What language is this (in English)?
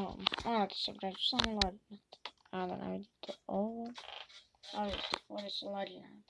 Bosnian